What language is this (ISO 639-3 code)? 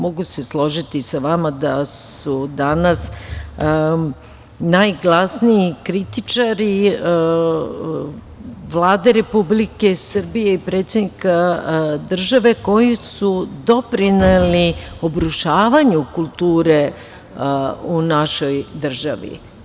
srp